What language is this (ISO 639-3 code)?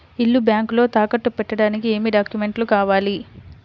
tel